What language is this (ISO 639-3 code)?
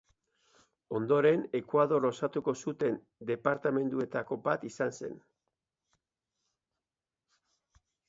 eus